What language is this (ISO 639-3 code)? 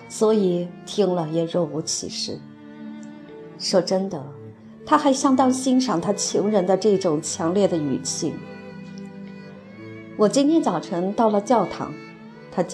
zho